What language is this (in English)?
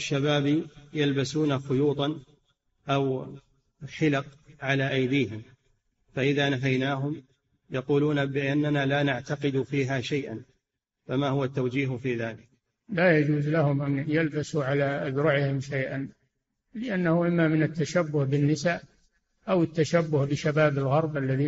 Arabic